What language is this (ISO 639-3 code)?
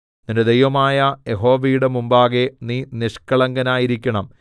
mal